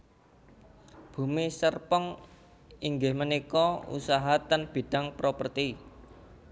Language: Javanese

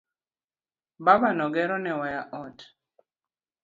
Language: Luo (Kenya and Tanzania)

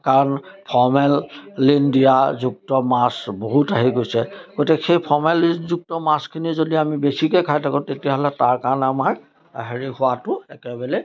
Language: Assamese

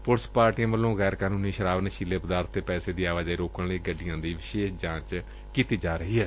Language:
Punjabi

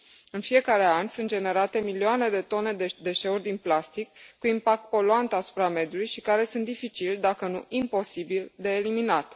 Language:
Romanian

